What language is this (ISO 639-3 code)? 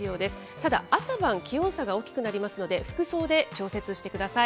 jpn